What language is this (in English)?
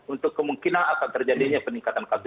Indonesian